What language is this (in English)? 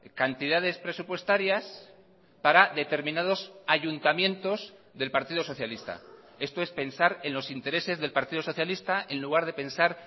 Spanish